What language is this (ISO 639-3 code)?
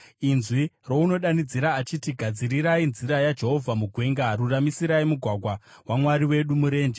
sna